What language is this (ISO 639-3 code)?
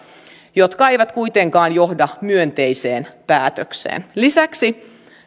fin